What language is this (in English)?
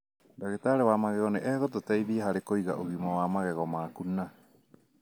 Kikuyu